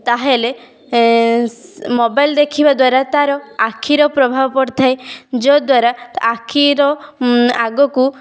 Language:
Odia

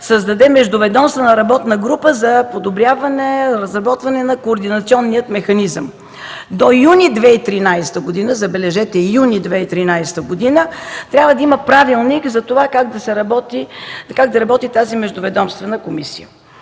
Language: Bulgarian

